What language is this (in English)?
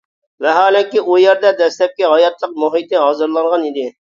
Uyghur